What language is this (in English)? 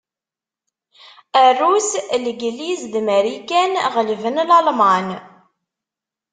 Kabyle